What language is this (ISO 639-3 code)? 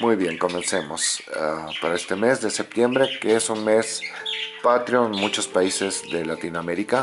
spa